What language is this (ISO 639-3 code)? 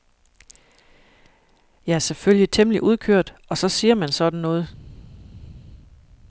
dan